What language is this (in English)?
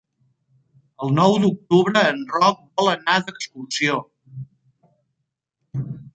Catalan